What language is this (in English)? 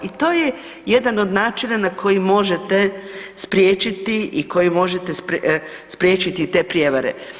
Croatian